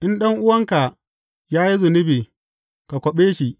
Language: Hausa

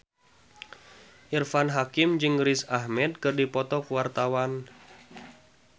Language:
Sundanese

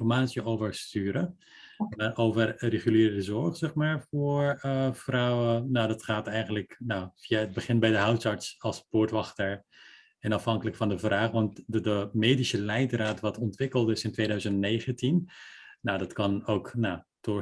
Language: Dutch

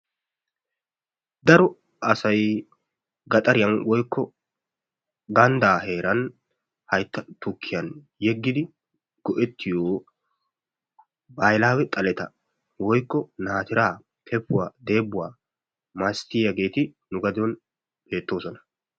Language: Wolaytta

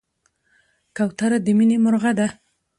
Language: Pashto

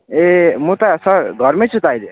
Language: Nepali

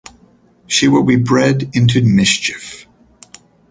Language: English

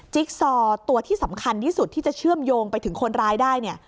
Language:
Thai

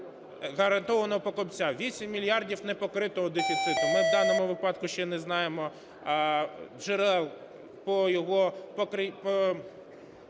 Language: Ukrainian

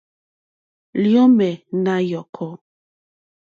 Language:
Mokpwe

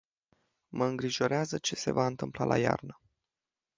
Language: Romanian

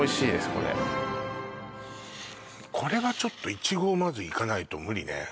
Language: Japanese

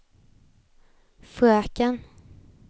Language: Swedish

